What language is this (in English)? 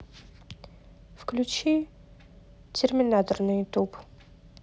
Russian